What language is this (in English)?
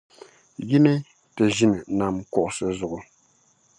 Dagbani